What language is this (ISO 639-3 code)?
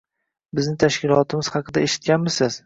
uzb